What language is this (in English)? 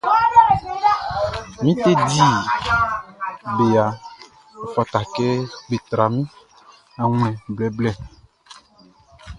Baoulé